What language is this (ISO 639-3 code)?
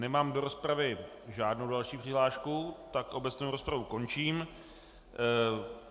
ces